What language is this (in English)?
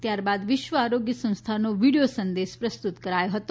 Gujarati